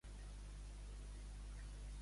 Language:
Catalan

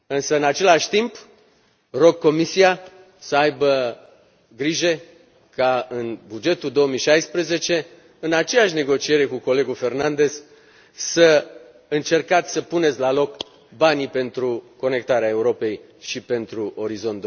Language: Romanian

